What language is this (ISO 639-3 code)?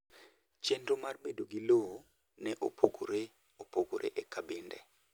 luo